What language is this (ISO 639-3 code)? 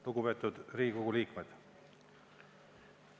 est